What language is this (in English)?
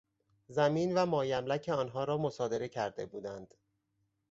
Persian